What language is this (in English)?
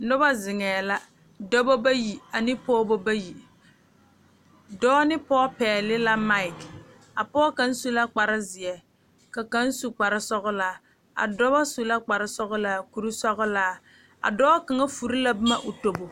Southern Dagaare